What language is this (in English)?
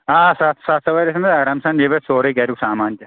Kashmiri